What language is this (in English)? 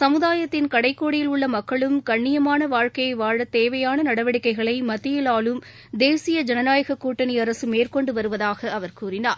Tamil